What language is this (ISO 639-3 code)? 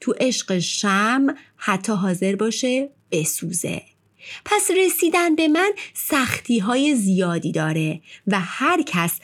fas